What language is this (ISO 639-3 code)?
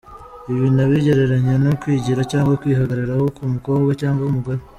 kin